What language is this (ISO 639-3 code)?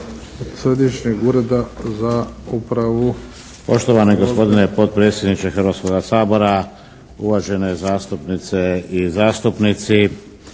hrv